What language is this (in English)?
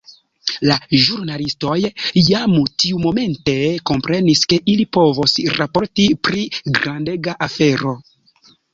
Esperanto